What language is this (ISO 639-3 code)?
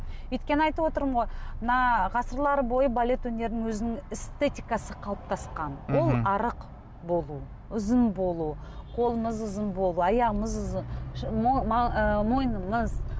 kaz